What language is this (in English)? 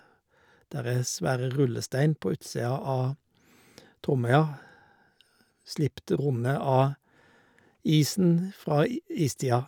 Norwegian